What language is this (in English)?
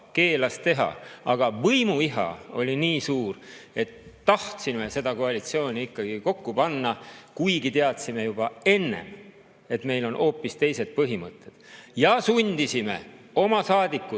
Estonian